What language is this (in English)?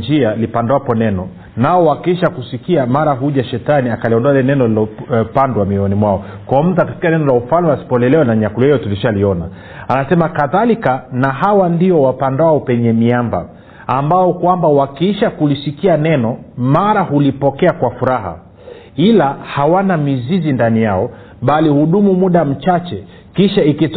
Swahili